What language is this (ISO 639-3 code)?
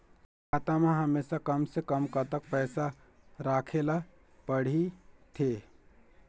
hne